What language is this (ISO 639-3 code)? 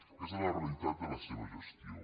cat